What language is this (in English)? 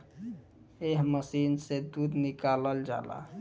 Bhojpuri